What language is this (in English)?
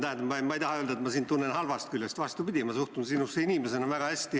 Estonian